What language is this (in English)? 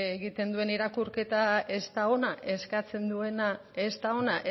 Basque